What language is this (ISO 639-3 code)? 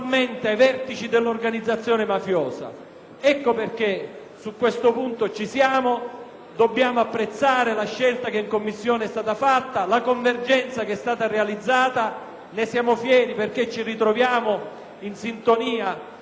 ita